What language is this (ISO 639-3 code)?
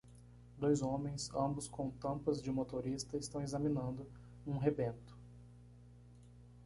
por